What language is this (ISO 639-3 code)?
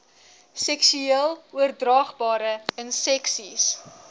afr